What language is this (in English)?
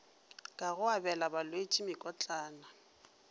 Northern Sotho